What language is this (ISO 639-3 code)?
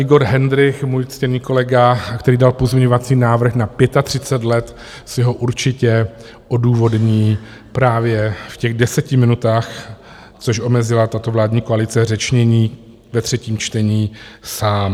ces